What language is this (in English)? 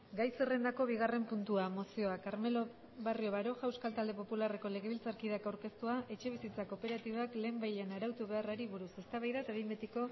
Basque